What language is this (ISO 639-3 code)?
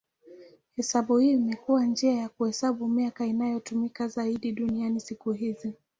swa